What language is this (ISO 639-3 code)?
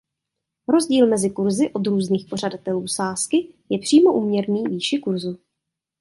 ces